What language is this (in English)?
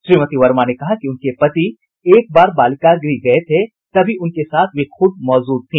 Hindi